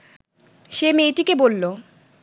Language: Bangla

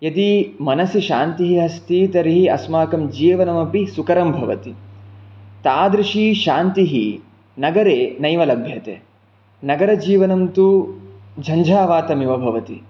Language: Sanskrit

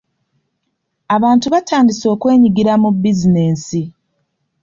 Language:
Ganda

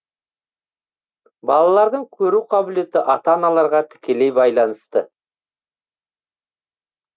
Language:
Kazakh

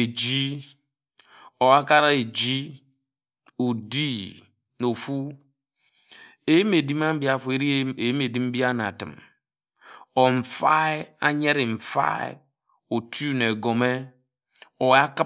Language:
Ejagham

